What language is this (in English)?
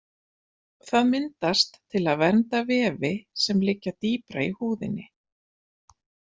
Icelandic